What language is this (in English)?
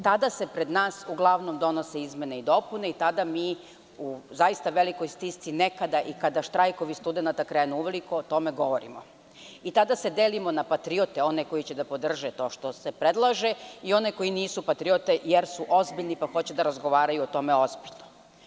Serbian